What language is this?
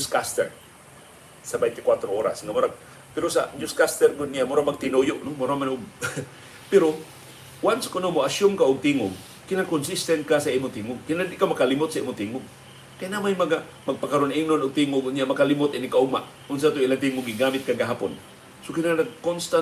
Filipino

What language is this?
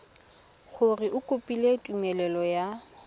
Tswana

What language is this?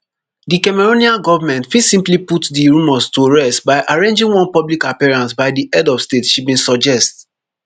Nigerian Pidgin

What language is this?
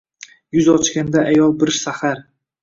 Uzbek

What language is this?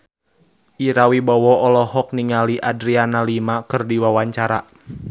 Sundanese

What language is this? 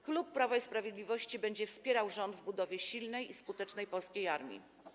Polish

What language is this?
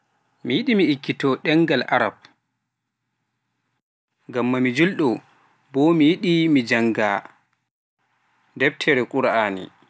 Pular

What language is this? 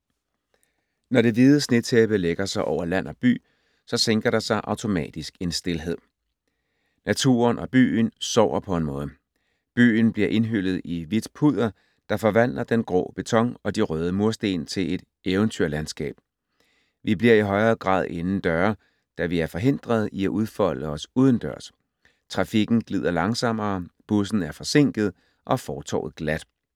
Danish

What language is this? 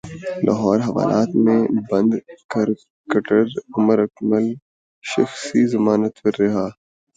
Urdu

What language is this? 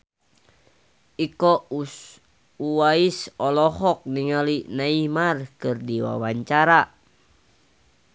Sundanese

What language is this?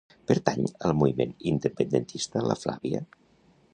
Catalan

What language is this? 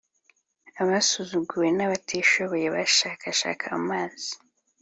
Kinyarwanda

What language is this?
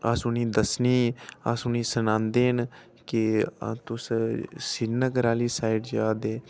Dogri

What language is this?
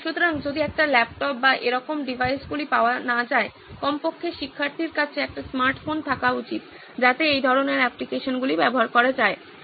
Bangla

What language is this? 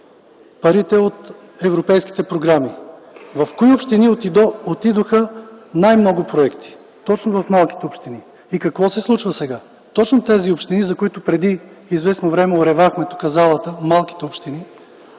Bulgarian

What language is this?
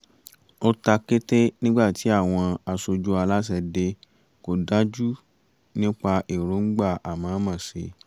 Yoruba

